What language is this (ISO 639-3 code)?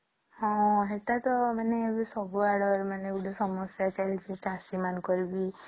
ori